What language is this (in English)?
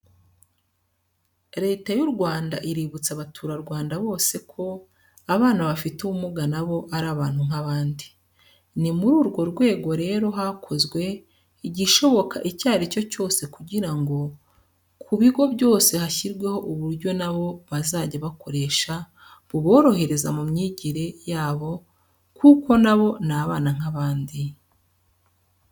Kinyarwanda